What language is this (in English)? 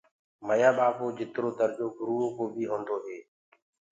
Gurgula